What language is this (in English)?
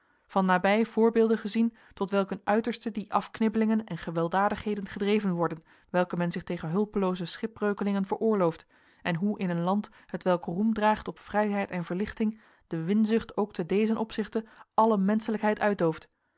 Dutch